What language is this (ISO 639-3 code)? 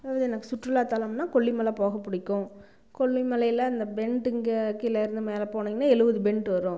tam